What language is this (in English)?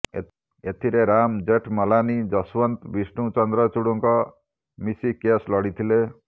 Odia